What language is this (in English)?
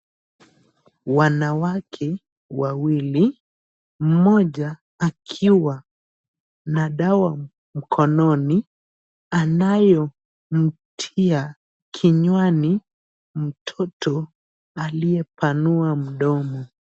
Swahili